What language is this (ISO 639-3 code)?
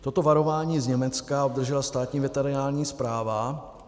ces